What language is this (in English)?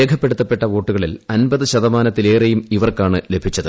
Malayalam